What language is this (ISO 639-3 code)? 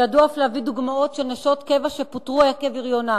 heb